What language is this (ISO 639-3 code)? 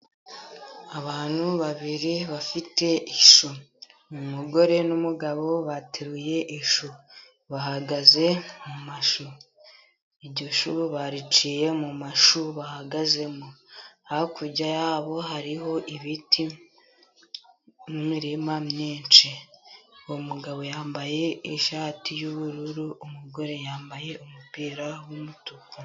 kin